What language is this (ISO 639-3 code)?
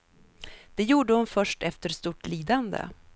swe